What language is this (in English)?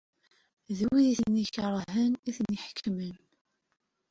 Kabyle